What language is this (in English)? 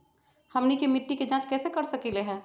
Magahi